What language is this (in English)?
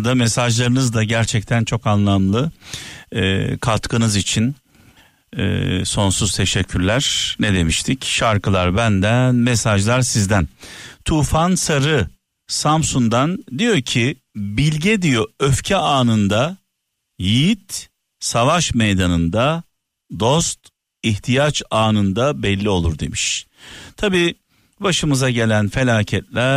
Turkish